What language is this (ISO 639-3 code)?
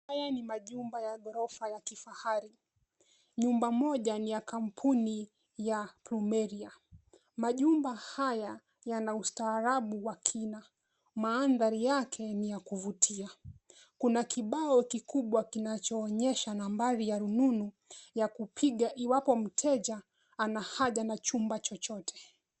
swa